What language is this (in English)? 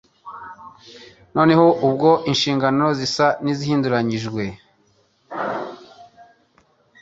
Kinyarwanda